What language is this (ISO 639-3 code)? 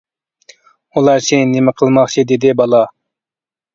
uig